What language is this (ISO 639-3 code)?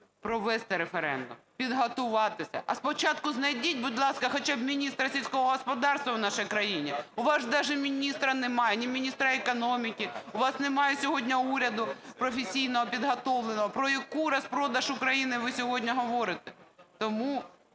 ukr